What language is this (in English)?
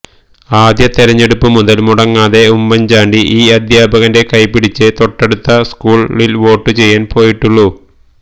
Malayalam